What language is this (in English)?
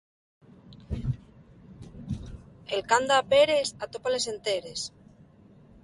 Asturian